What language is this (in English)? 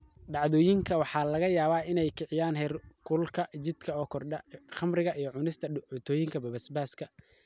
Somali